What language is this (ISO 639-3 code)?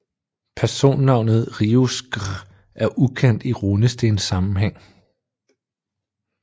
dan